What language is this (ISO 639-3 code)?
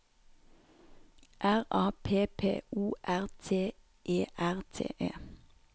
nor